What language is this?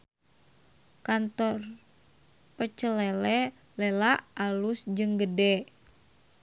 Sundanese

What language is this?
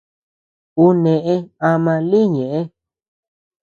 Tepeuxila Cuicatec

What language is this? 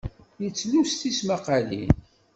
Kabyle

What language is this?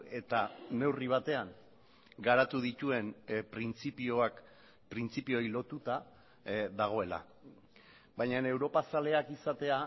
Basque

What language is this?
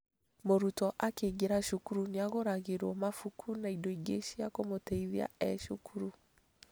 Kikuyu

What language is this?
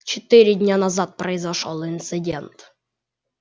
Russian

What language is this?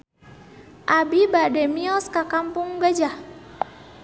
Sundanese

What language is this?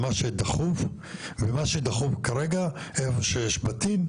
Hebrew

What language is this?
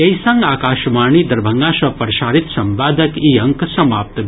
Maithili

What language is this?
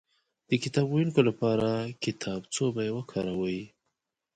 Pashto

